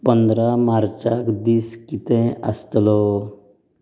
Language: Konkani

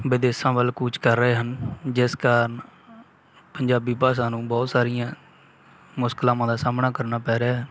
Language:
Punjabi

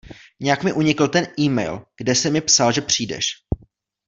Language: Czech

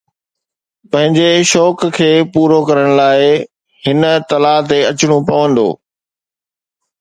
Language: Sindhi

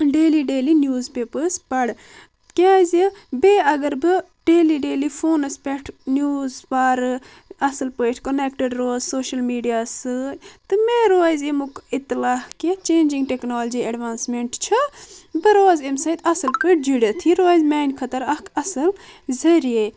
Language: Kashmiri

